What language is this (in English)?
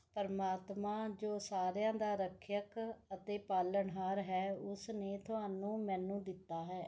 Punjabi